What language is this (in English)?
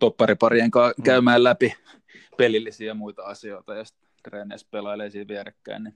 Finnish